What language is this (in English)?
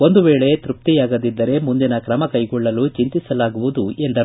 Kannada